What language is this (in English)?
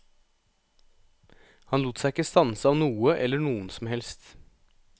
Norwegian